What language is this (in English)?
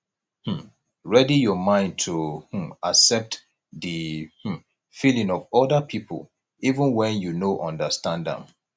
Nigerian Pidgin